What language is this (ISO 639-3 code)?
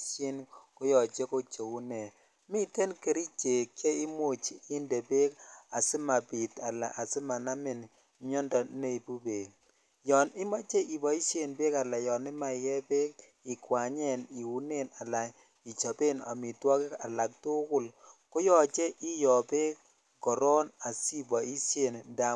kln